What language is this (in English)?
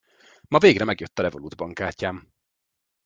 Hungarian